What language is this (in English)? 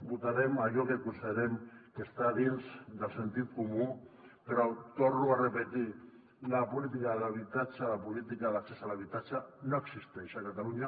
Catalan